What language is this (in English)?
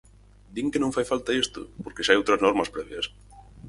Galician